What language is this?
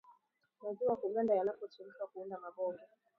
Swahili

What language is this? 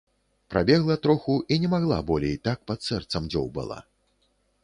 Belarusian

